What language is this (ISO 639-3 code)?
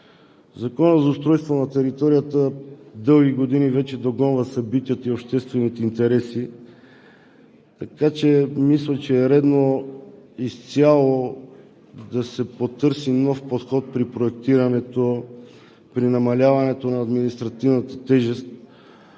bul